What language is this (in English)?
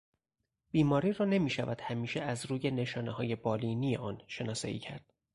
Persian